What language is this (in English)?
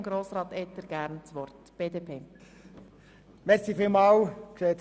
Swiss German